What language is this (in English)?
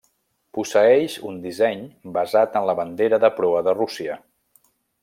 Catalan